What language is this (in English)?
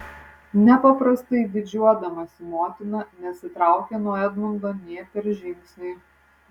Lithuanian